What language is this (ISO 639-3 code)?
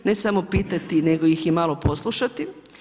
hrv